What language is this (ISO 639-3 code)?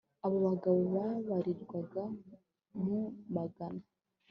kin